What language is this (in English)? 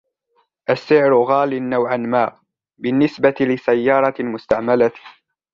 Arabic